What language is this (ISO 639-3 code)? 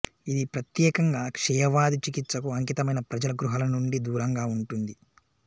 tel